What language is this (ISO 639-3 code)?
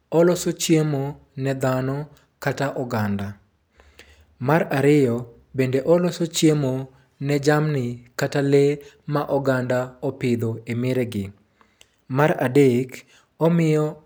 luo